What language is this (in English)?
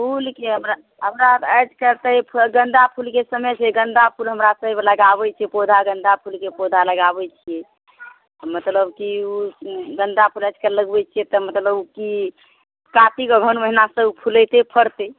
Maithili